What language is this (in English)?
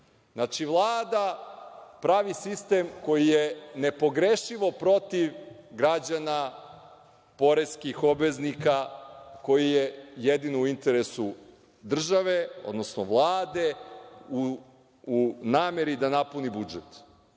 Serbian